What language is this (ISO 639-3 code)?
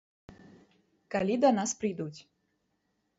bel